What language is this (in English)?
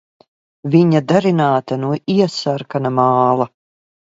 Latvian